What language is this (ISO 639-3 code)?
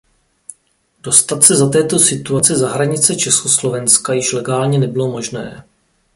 ces